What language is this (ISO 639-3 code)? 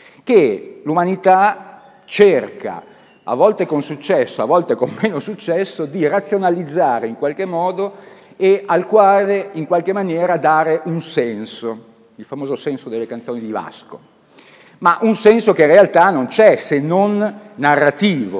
ita